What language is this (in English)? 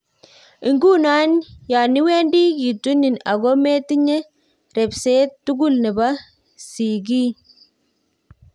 Kalenjin